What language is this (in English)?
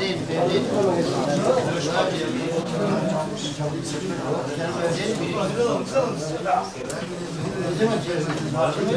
Turkish